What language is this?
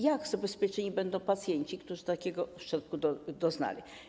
Polish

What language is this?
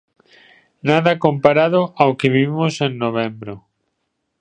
Galician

